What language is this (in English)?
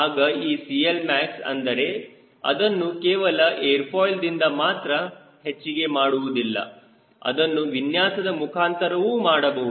Kannada